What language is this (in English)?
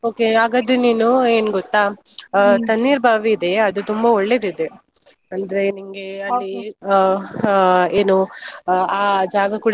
Kannada